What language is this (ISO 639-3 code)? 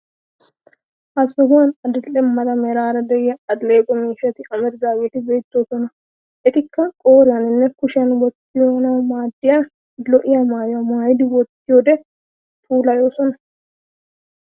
wal